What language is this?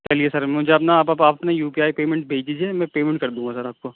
Urdu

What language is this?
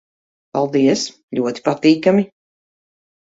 Latvian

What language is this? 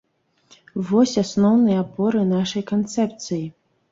Belarusian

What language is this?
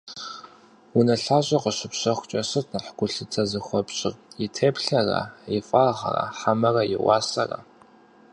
Kabardian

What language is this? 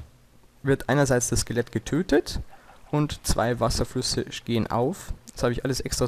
German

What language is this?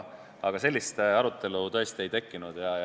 Estonian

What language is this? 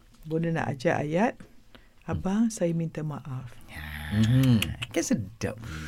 Malay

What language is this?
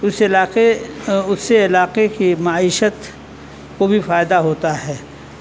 Urdu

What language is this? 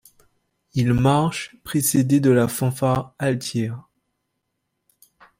French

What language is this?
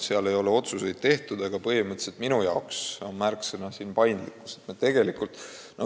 Estonian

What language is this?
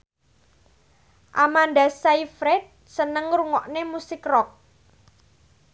Javanese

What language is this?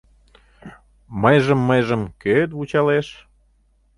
Mari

